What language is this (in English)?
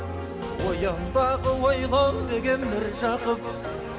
Kazakh